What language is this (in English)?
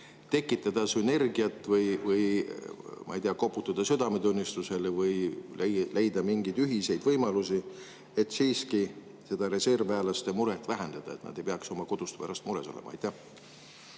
Estonian